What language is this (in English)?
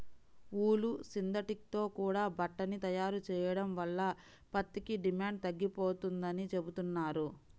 Telugu